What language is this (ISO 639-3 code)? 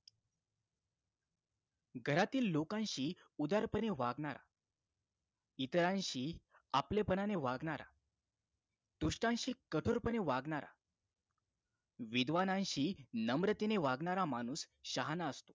mar